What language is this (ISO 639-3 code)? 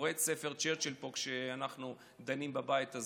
heb